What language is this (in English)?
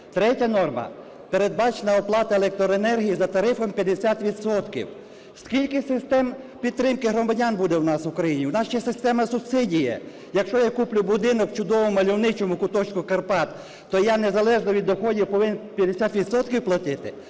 Ukrainian